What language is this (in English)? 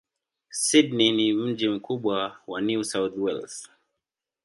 Swahili